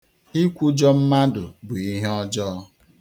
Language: Igbo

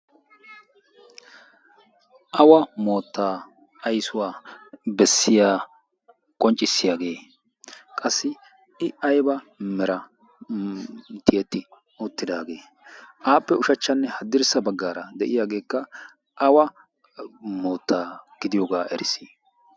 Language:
Wolaytta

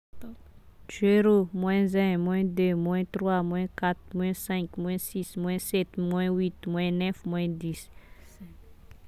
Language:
Tesaka Malagasy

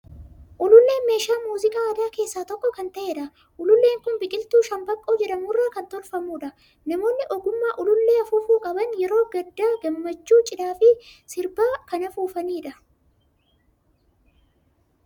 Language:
Oromo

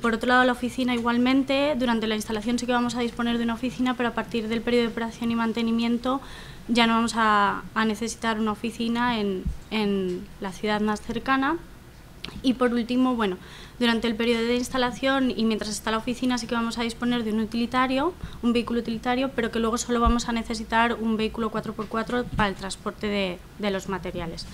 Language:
Spanish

